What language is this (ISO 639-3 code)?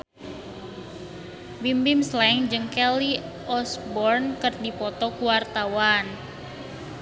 sun